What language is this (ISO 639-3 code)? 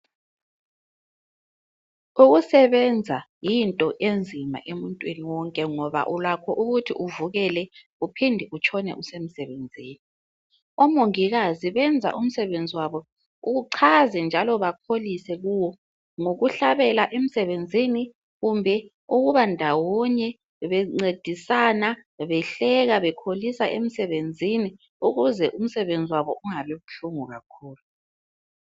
nde